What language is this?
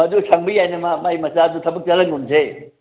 Manipuri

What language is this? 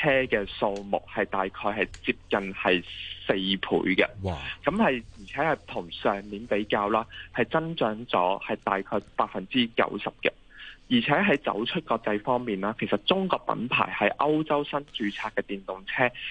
Chinese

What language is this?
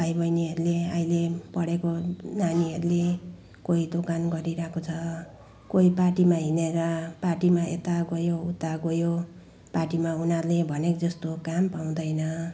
Nepali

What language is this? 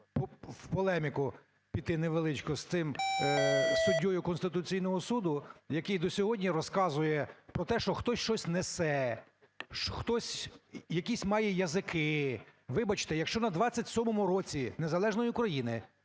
Ukrainian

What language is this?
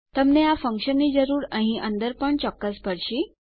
Gujarati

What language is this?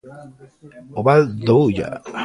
Galician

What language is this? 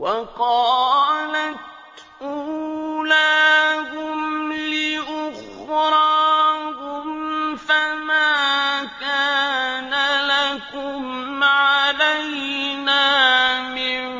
Arabic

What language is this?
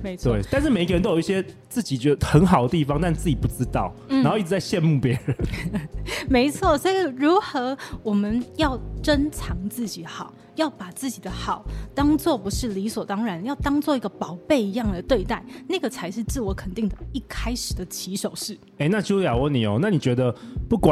Chinese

